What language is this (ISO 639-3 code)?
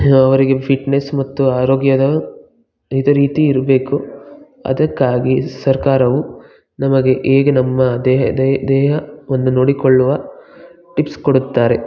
kan